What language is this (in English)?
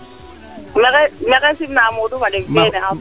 Serer